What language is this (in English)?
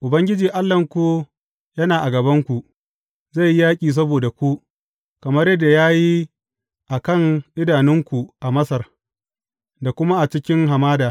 Hausa